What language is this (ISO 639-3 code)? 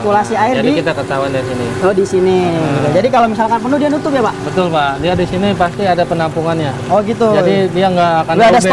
ind